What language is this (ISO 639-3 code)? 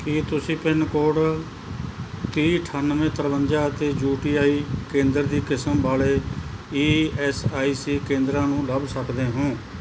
pan